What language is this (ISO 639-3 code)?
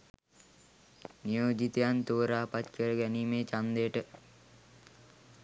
sin